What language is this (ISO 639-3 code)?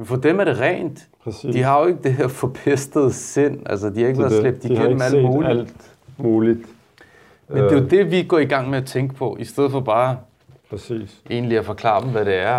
dan